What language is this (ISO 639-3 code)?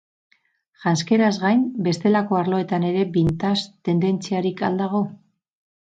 eus